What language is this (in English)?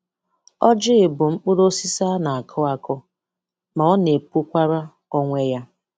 Igbo